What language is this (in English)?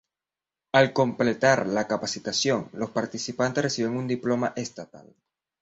Spanish